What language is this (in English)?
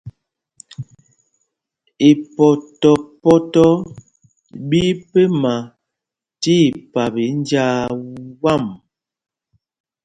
Mpumpong